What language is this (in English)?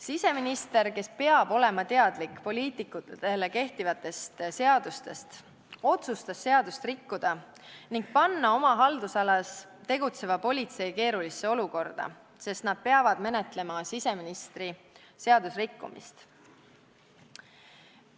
Estonian